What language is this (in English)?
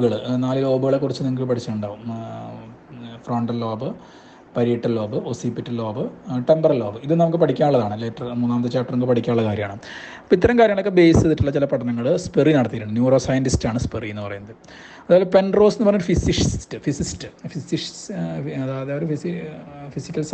Malayalam